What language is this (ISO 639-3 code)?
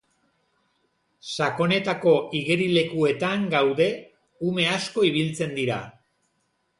eus